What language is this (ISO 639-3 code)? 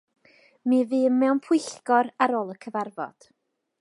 cym